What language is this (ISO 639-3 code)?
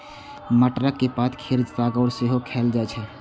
mai